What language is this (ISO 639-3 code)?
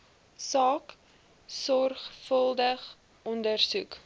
afr